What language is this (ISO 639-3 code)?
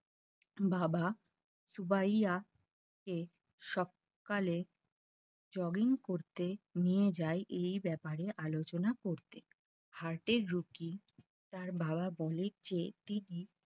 ben